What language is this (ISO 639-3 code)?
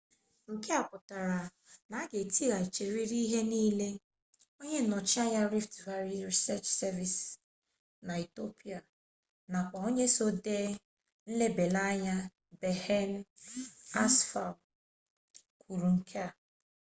ibo